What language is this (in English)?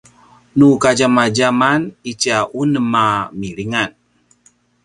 Paiwan